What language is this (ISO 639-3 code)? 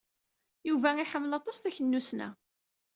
kab